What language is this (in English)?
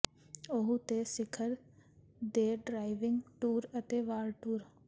Punjabi